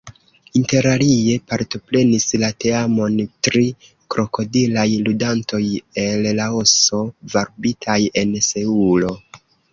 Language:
Esperanto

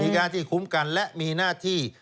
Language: Thai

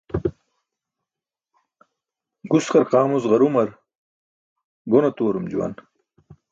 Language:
Burushaski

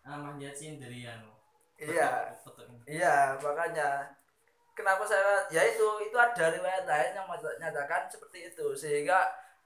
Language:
Indonesian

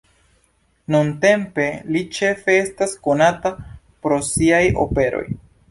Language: Esperanto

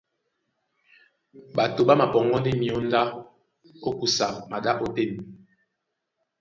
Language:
Duala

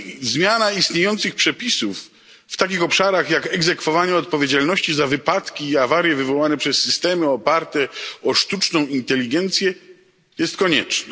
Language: Polish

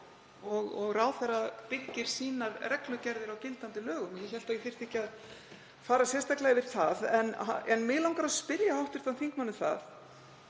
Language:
Icelandic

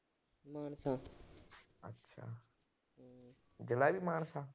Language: Punjabi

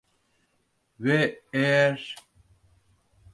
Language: Turkish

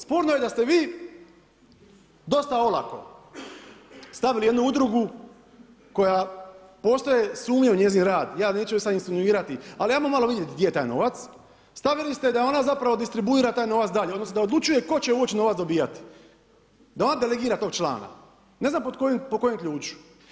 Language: Croatian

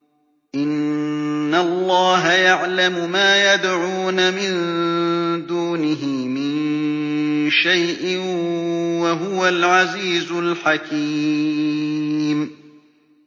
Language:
Arabic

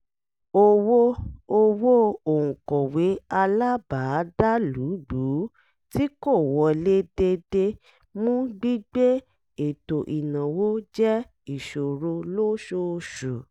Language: Yoruba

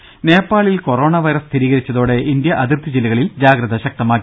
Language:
Malayalam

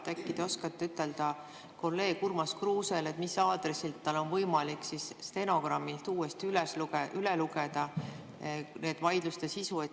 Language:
Estonian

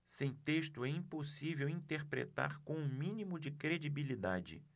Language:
Portuguese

